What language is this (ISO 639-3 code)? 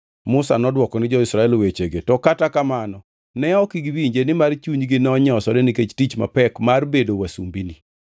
luo